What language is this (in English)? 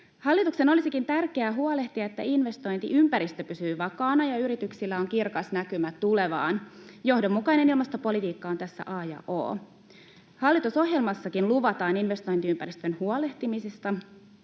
Finnish